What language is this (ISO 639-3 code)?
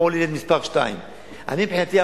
heb